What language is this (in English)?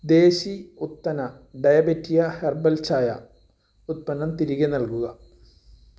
Malayalam